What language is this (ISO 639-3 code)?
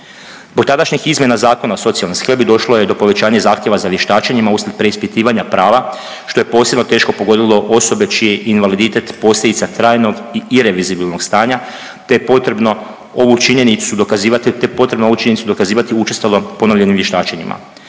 hrv